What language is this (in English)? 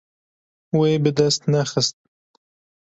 Kurdish